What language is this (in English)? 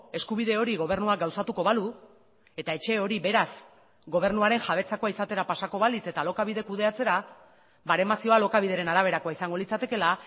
Basque